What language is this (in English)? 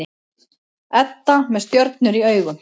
Icelandic